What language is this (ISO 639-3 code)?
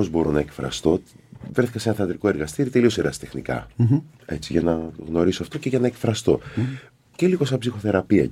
ell